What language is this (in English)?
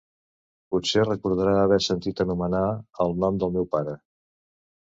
Catalan